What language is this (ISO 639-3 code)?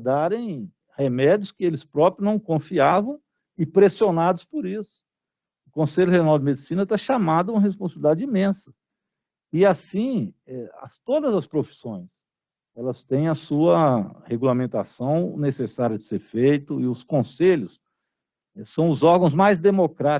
por